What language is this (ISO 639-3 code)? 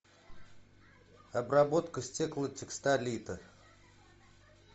rus